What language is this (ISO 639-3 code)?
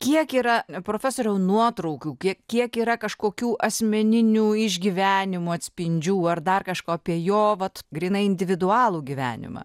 lit